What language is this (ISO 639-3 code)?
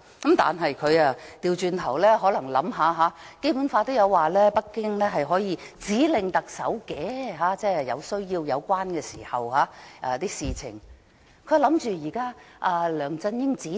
yue